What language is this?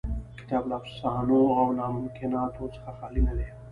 Pashto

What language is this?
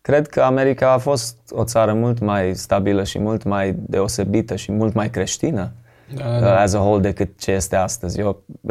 Romanian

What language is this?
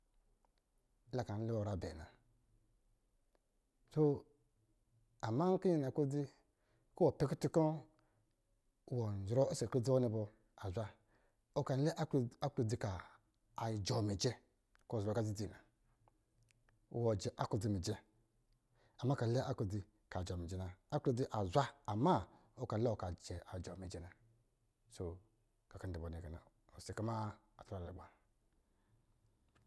Lijili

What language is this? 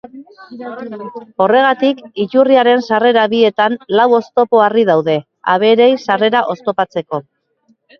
Basque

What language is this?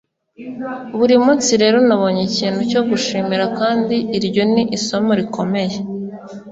Kinyarwanda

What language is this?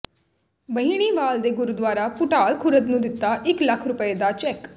Punjabi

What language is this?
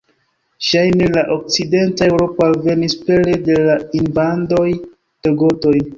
Esperanto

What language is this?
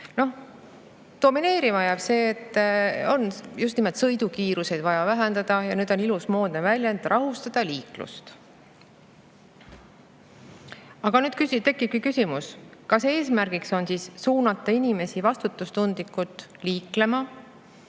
Estonian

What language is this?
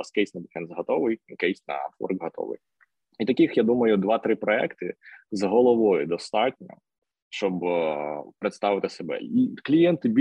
Ukrainian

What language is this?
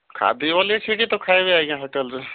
Odia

